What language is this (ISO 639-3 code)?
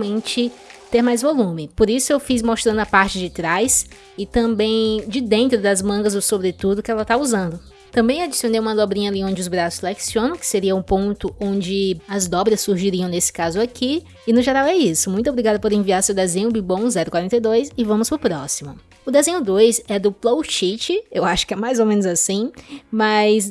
por